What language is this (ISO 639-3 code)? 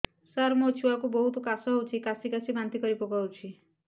ori